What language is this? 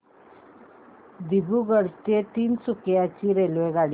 Marathi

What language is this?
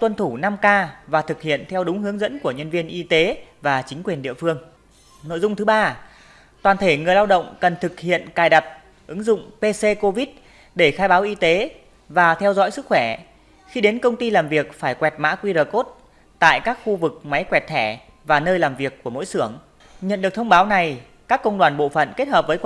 Vietnamese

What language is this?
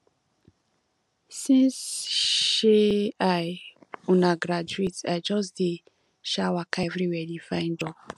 Nigerian Pidgin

